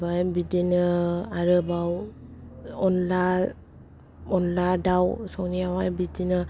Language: Bodo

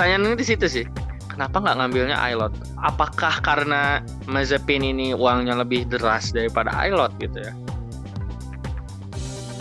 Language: Indonesian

